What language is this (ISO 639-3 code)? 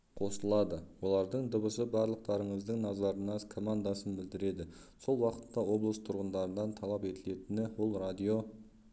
kaz